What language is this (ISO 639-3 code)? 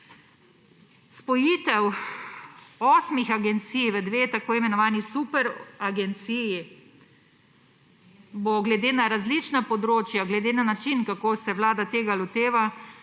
slv